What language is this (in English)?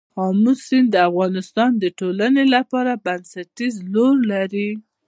Pashto